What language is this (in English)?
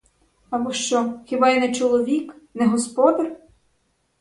Ukrainian